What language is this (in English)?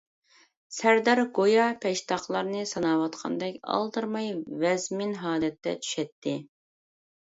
Uyghur